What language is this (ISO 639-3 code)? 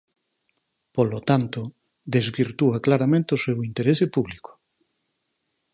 glg